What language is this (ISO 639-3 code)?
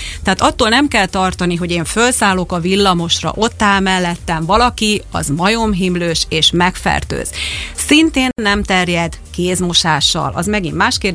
hun